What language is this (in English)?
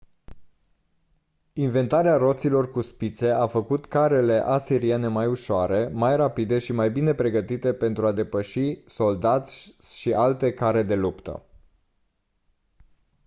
Romanian